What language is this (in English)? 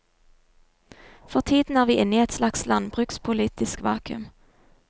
Norwegian